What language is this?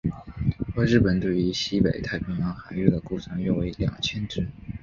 Chinese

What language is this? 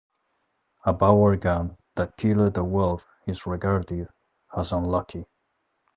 English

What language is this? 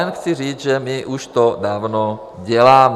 Czech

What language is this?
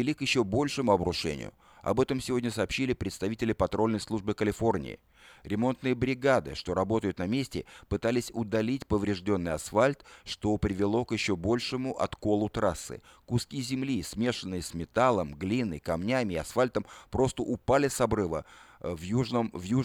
Russian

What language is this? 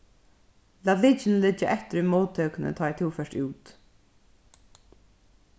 Faroese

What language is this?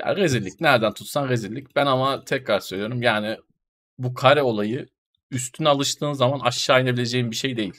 Turkish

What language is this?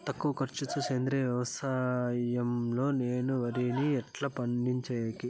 Telugu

